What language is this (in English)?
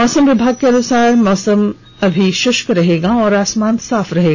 Hindi